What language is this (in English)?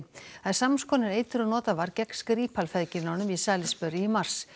Icelandic